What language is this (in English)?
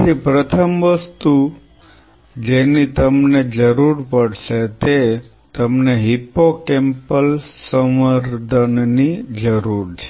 Gujarati